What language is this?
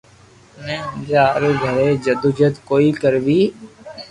Loarki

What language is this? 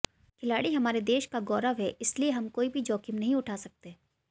Hindi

